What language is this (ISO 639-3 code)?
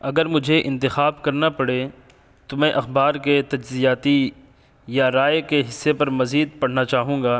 urd